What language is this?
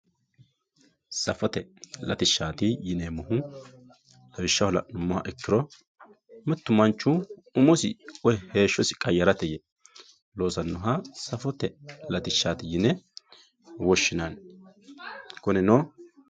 Sidamo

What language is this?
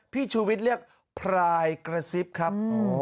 Thai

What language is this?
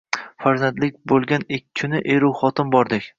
Uzbek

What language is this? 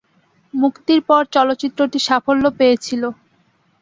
Bangla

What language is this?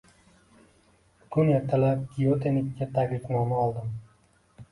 Uzbek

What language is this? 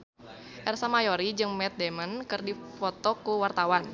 Sundanese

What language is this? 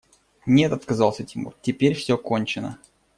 Russian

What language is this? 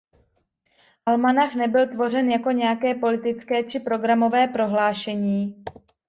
Czech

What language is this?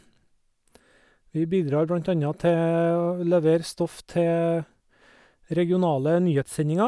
Norwegian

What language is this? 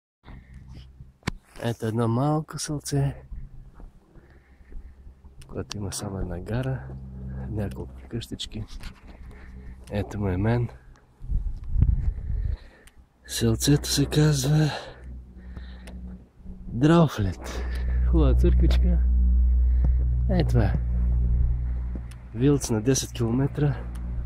Bulgarian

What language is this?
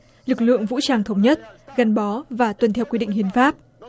Vietnamese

